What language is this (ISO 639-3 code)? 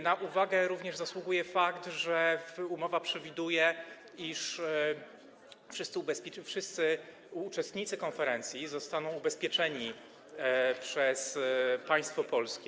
pol